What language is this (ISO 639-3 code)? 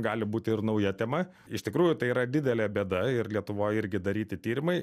lit